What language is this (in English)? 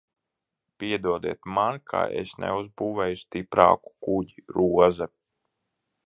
Latvian